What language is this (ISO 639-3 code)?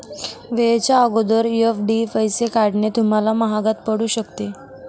mar